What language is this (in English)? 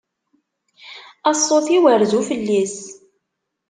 Kabyle